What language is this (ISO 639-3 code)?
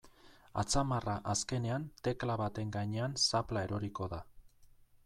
eus